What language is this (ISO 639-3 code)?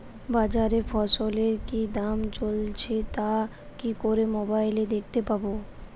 ben